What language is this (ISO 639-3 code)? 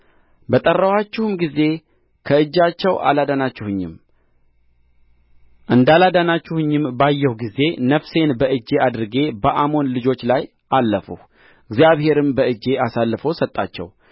amh